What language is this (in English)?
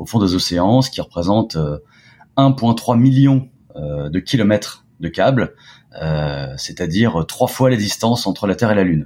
French